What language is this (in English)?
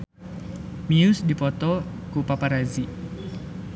Sundanese